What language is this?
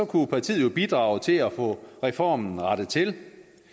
Danish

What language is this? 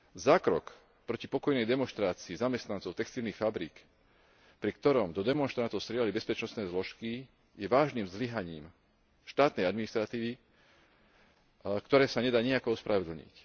Slovak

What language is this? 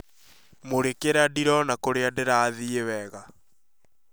Kikuyu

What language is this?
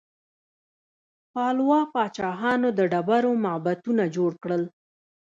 Pashto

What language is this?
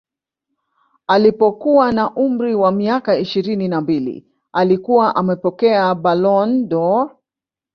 Swahili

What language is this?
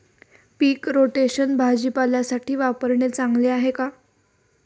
Marathi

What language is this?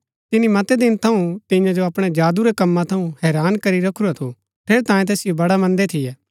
Gaddi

